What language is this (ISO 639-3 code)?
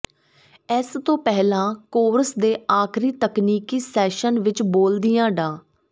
pan